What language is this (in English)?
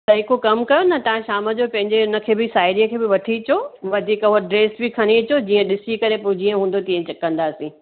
Sindhi